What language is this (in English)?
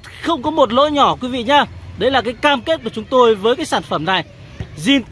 Vietnamese